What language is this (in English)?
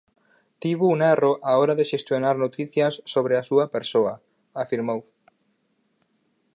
Galician